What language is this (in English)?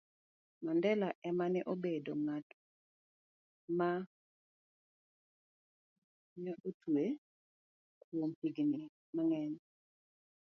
Luo (Kenya and Tanzania)